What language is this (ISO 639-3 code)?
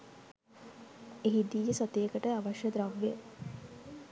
sin